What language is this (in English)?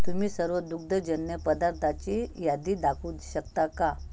Marathi